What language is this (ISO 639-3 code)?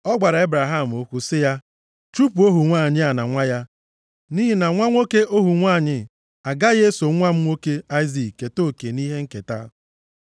ibo